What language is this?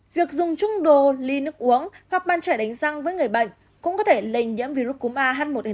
Vietnamese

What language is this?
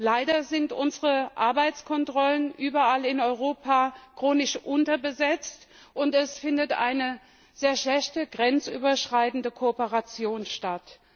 German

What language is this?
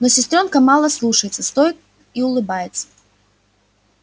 Russian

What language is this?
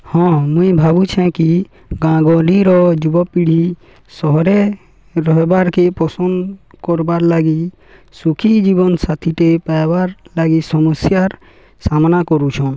Odia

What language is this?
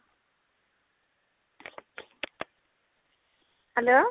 Odia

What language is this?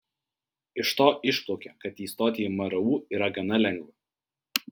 Lithuanian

